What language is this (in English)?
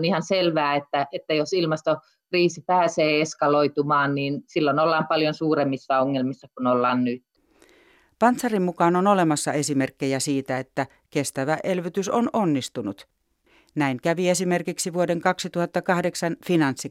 Finnish